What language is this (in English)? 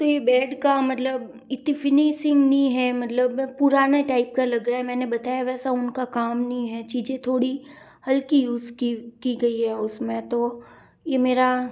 Hindi